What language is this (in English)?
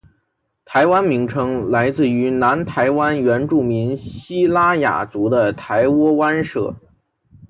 Chinese